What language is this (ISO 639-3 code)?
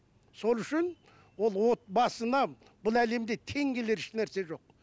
kaz